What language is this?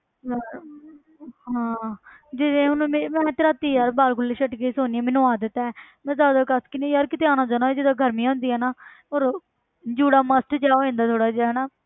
Punjabi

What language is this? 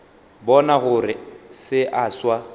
Northern Sotho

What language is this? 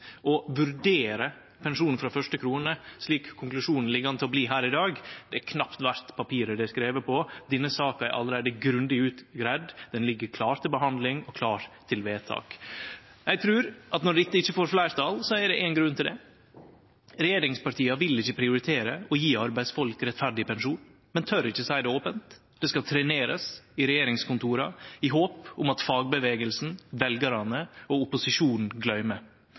Norwegian Nynorsk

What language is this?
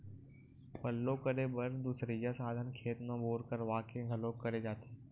Chhattisgarhi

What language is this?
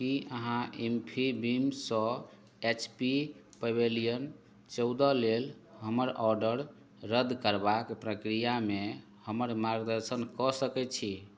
Maithili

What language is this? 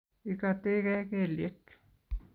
Kalenjin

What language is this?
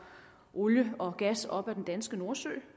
Danish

